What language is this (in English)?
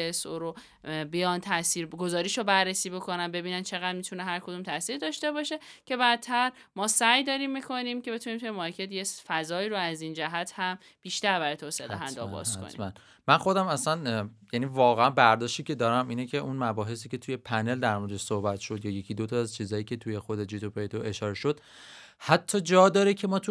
Persian